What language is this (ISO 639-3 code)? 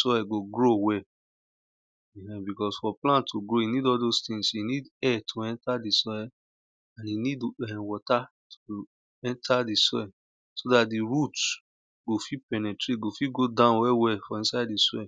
pcm